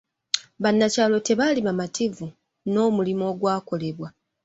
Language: Ganda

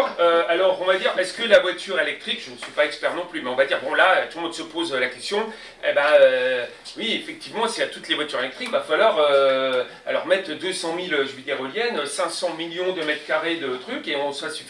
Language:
French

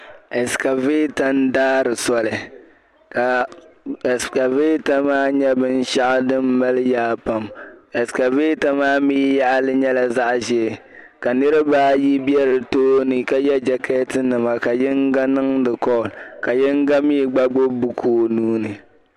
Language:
Dagbani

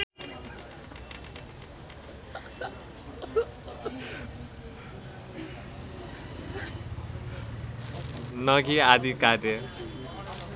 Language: Nepali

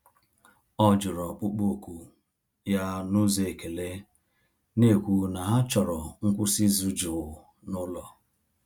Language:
Igbo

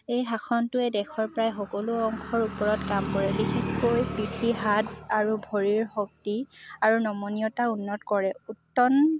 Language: Assamese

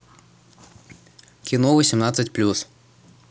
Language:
Russian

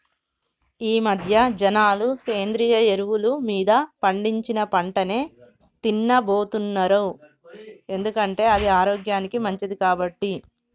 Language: Telugu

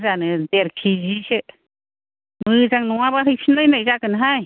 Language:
Bodo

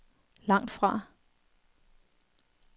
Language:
Danish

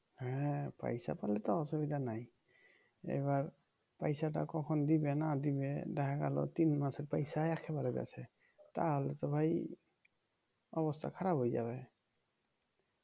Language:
Bangla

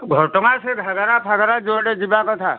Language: Odia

